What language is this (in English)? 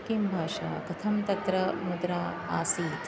Sanskrit